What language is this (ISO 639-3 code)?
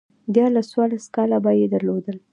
pus